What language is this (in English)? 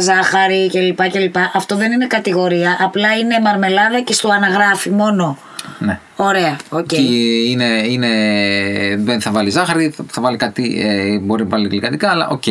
Greek